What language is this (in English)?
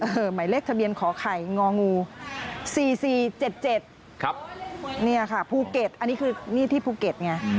Thai